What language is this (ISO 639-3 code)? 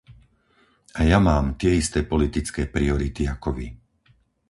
slk